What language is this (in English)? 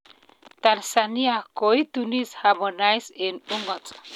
Kalenjin